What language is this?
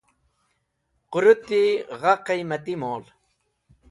Wakhi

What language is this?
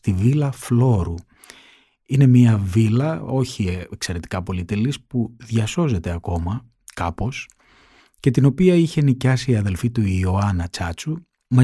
Greek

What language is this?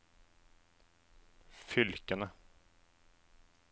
Norwegian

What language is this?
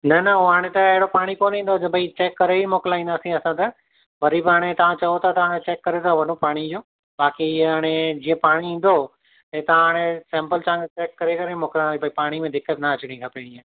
Sindhi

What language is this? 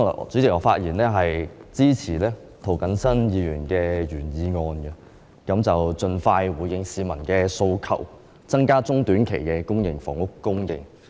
Cantonese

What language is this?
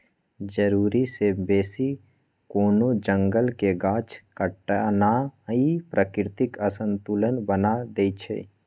Magahi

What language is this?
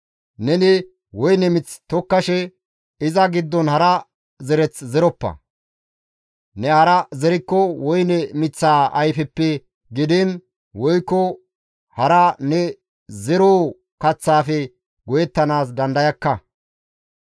Gamo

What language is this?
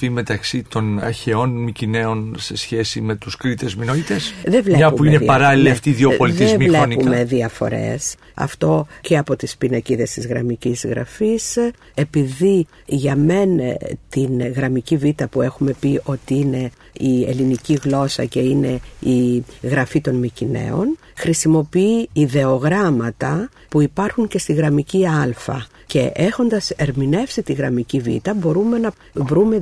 Greek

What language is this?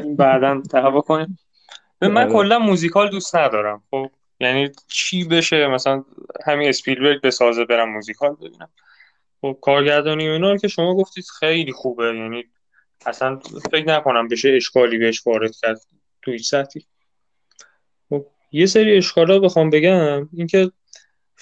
Persian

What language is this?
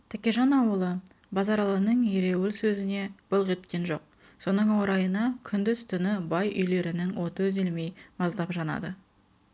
Kazakh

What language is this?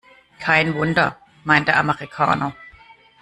German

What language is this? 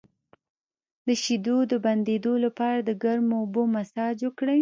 Pashto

